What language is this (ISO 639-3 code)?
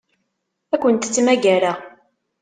kab